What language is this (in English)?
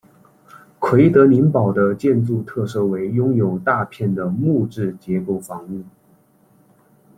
Chinese